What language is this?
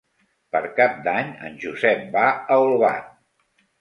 Catalan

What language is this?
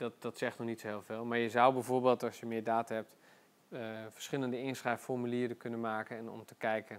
Dutch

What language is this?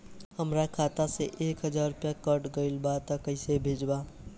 Bhojpuri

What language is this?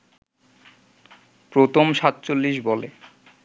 Bangla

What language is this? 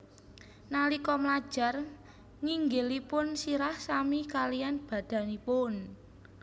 Javanese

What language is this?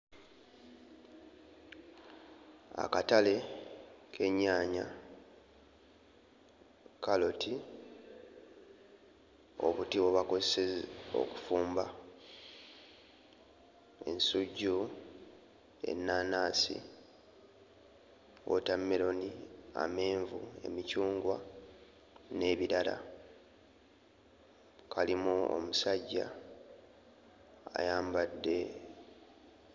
Ganda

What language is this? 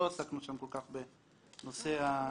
Hebrew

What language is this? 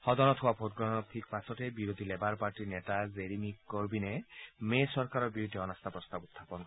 Assamese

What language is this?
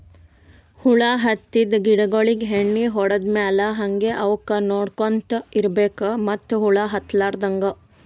Kannada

